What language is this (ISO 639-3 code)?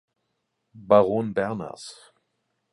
deu